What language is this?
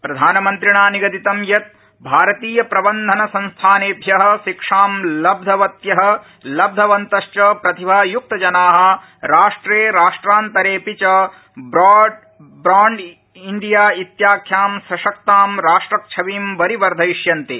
Sanskrit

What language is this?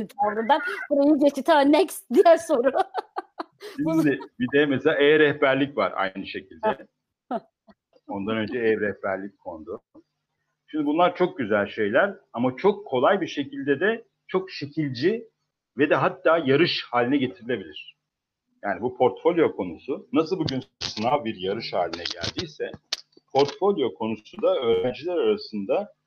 Turkish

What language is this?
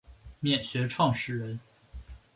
Chinese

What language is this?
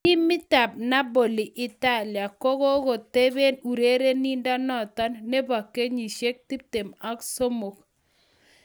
Kalenjin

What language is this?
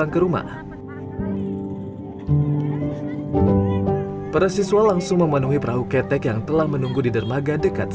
Indonesian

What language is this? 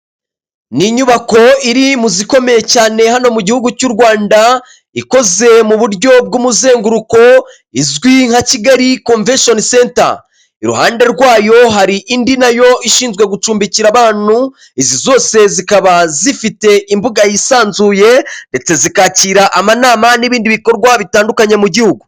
Kinyarwanda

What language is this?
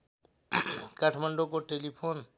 Nepali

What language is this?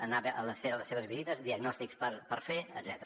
Catalan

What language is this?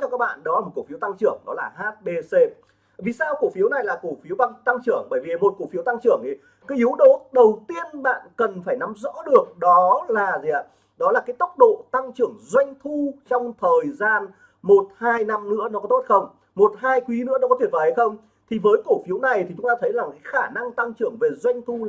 Vietnamese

